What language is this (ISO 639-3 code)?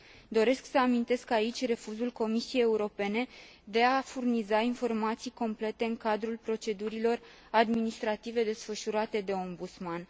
ron